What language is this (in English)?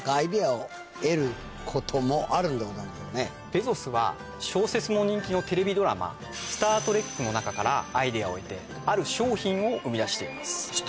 Japanese